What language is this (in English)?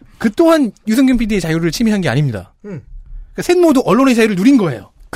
Korean